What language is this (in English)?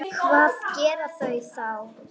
Icelandic